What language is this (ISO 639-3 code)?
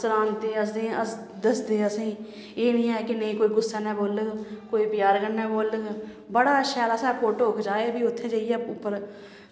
doi